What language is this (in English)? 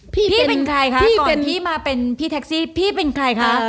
Thai